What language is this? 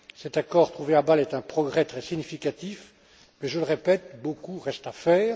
French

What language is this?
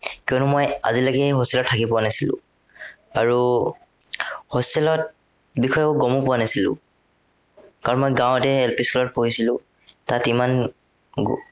Assamese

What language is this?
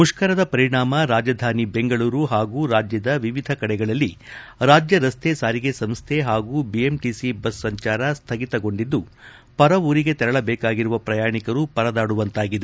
Kannada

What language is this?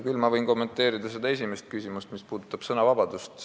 Estonian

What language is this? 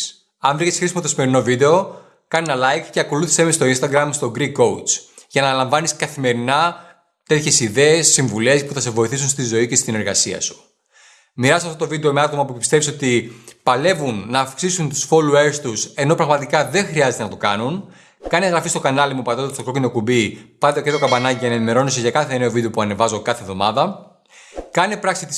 Greek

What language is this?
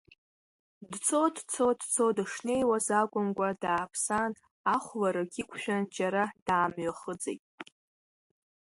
Abkhazian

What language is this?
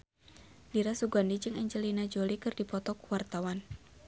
Sundanese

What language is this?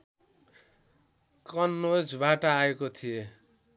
Nepali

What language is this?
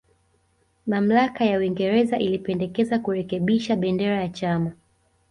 Swahili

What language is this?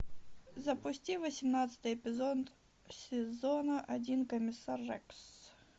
Russian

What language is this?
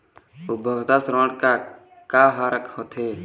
Chhattisgarhi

